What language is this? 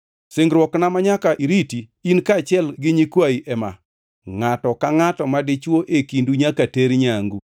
Luo (Kenya and Tanzania)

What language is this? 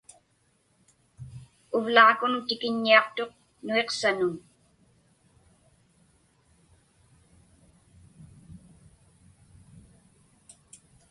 Inupiaq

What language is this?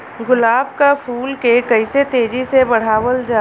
Bhojpuri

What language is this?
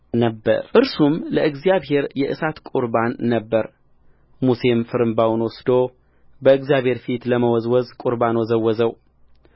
Amharic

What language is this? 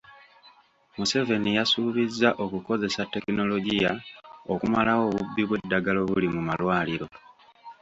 Ganda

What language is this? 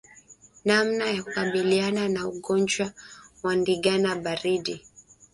Swahili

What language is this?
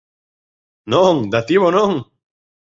Galician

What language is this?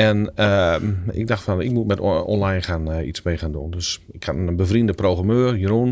Dutch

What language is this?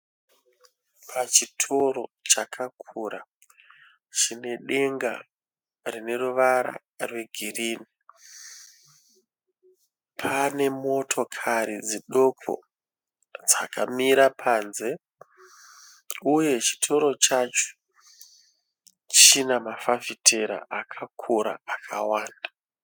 Shona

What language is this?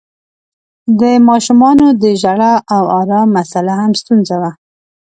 Pashto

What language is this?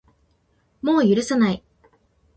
Japanese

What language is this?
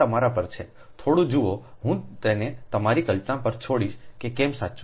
Gujarati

